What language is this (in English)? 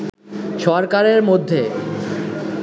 Bangla